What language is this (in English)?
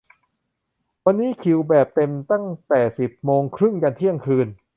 Thai